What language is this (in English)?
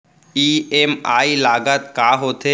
Chhattisgarhi